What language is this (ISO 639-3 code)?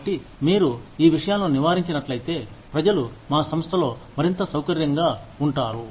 tel